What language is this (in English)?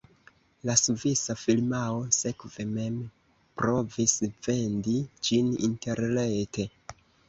Esperanto